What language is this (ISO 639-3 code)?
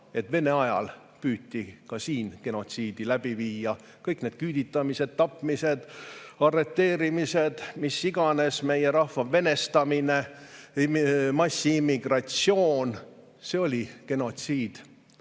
est